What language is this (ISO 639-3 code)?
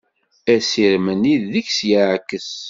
kab